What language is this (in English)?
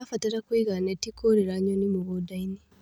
Kikuyu